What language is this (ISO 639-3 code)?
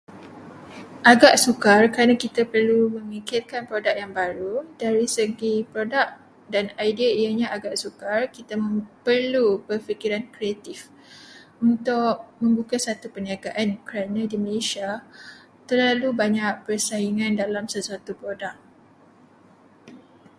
msa